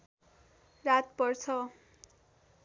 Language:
Nepali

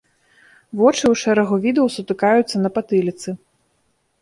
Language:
Belarusian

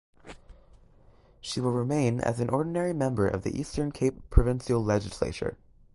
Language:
English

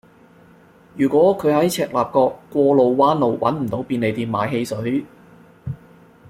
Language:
Cantonese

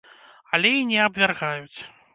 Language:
Belarusian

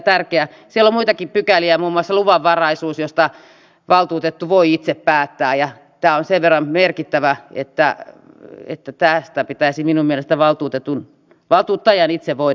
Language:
Finnish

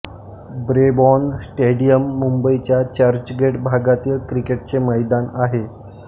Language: Marathi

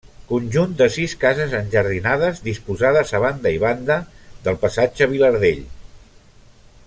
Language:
Catalan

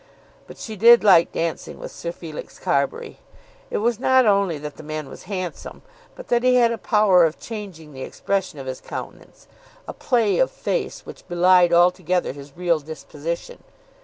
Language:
English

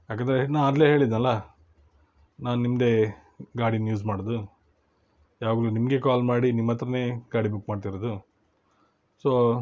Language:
Kannada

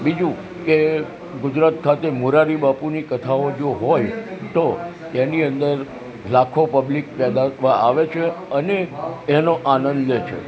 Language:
Gujarati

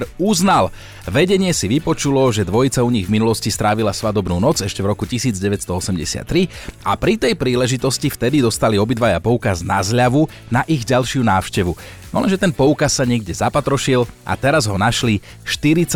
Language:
Slovak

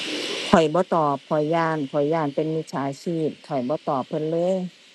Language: Thai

